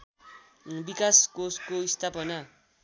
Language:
Nepali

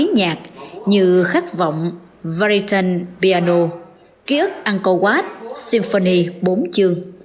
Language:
Vietnamese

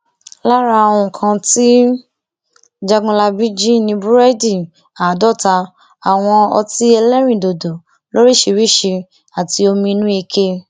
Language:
Yoruba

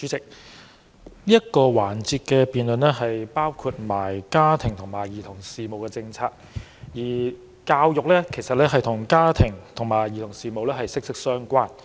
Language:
Cantonese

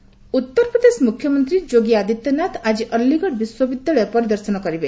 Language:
Odia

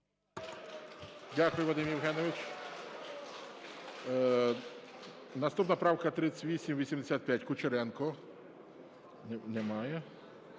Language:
Ukrainian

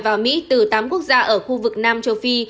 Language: Vietnamese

